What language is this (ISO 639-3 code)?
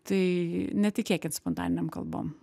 lit